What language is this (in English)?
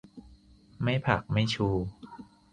Thai